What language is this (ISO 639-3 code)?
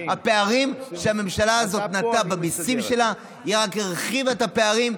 heb